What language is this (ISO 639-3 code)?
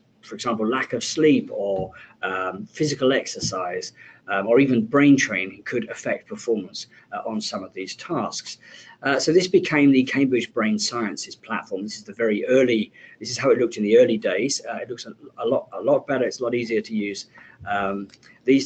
eng